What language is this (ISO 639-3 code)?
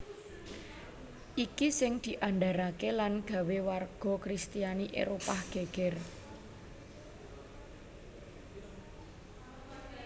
jav